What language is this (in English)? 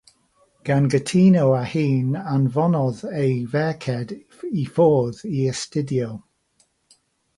Welsh